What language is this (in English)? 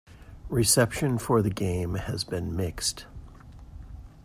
English